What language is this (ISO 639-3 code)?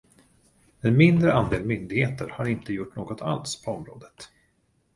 swe